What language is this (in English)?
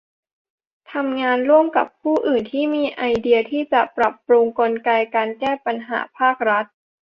Thai